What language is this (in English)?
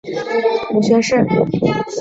Chinese